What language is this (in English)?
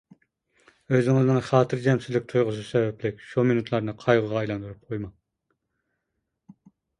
Uyghur